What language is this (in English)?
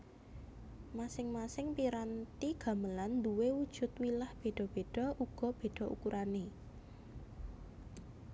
Javanese